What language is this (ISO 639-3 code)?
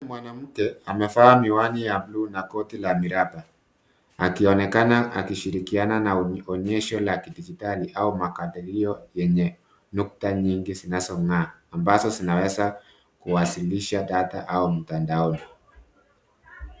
swa